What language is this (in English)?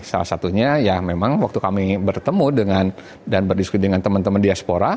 Indonesian